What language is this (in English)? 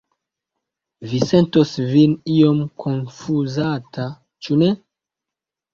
Esperanto